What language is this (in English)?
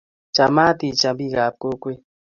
Kalenjin